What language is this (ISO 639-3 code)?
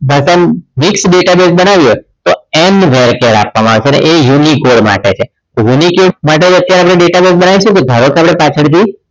guj